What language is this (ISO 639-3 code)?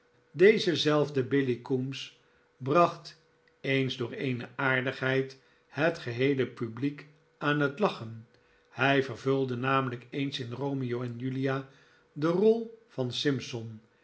nld